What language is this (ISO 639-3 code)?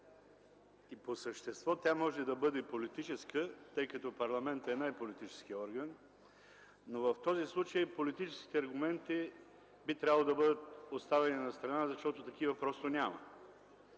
bul